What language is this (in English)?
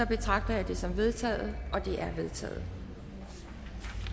Danish